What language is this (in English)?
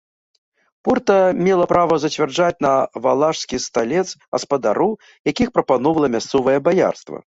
Belarusian